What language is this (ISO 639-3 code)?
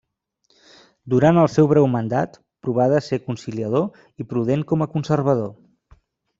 cat